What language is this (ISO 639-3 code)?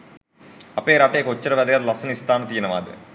sin